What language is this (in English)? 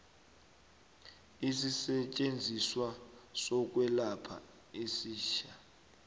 South Ndebele